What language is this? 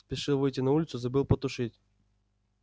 Russian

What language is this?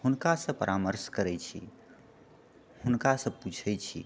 Maithili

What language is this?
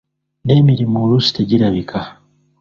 Ganda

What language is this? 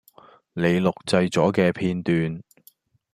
Cantonese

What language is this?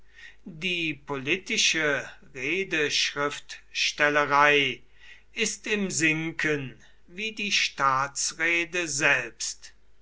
German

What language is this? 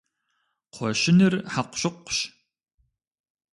Kabardian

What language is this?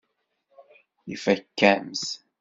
Kabyle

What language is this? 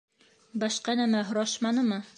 Bashkir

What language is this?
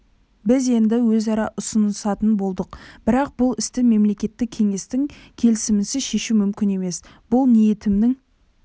Kazakh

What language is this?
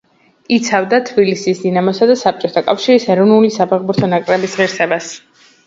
Georgian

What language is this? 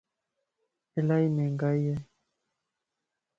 Lasi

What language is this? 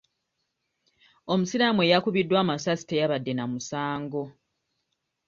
Ganda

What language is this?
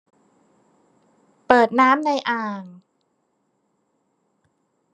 Thai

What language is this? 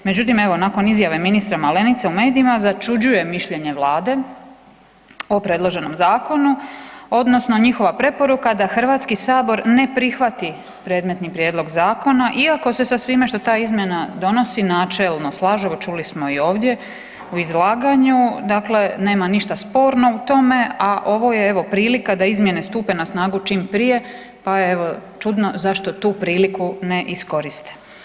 Croatian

